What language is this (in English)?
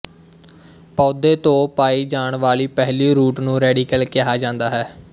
Punjabi